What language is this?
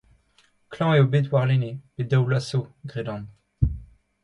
Breton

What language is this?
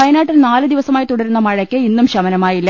Malayalam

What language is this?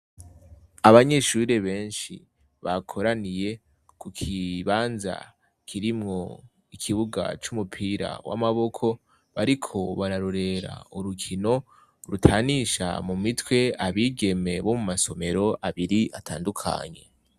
Rundi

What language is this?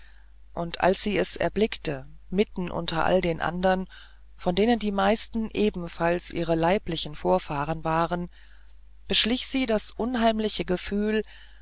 German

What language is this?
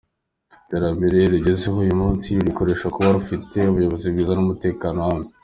Kinyarwanda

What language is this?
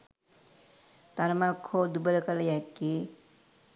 Sinhala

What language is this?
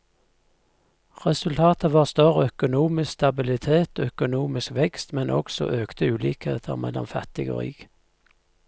Norwegian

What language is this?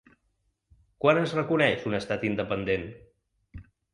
Catalan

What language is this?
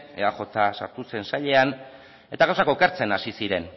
Basque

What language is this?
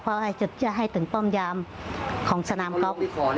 Thai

